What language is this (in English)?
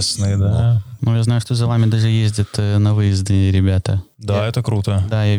Russian